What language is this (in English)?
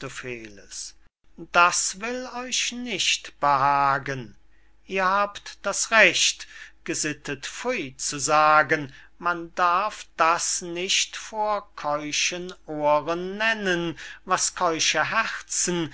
German